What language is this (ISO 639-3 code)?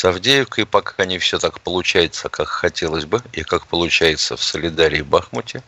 rus